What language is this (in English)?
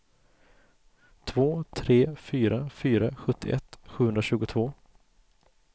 Swedish